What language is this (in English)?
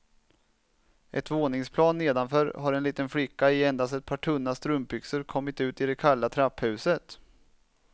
Swedish